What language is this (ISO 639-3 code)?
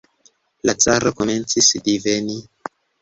epo